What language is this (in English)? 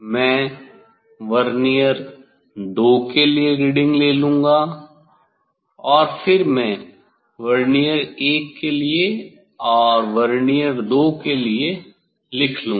Hindi